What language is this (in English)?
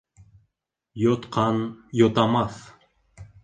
Bashkir